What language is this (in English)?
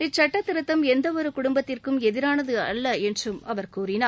Tamil